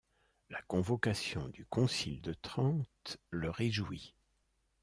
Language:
French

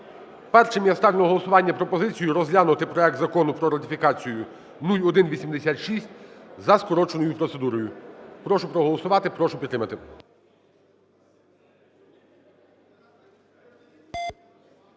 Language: Ukrainian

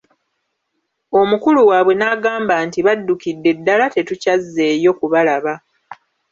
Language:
Ganda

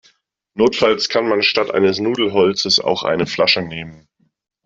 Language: German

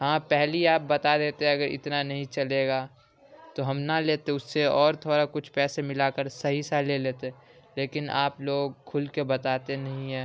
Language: Urdu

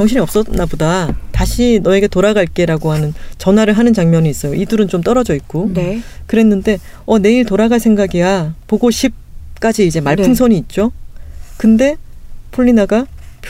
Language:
Korean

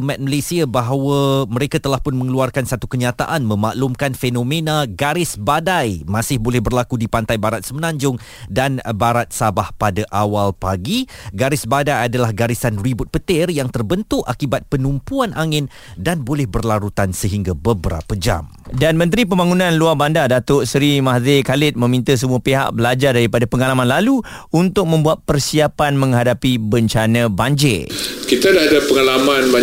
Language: Malay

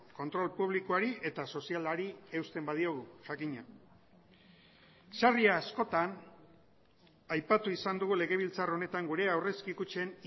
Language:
Basque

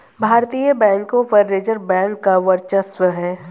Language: Hindi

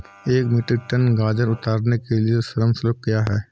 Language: Hindi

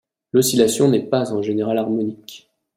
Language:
French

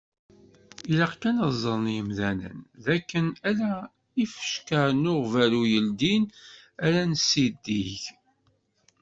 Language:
Kabyle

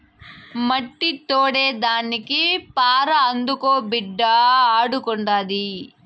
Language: Telugu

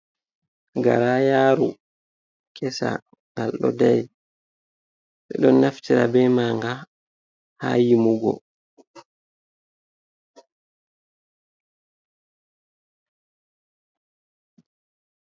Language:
Fula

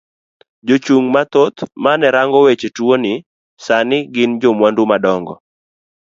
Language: Luo (Kenya and Tanzania)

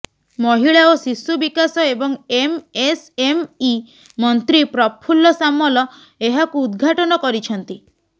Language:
Odia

